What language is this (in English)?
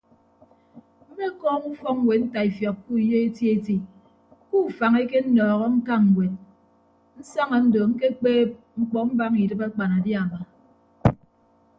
Ibibio